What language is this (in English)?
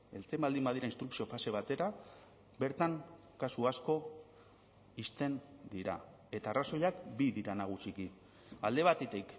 Basque